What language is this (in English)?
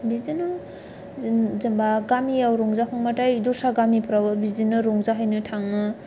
Bodo